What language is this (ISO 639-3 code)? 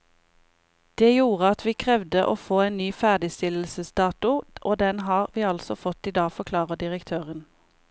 nor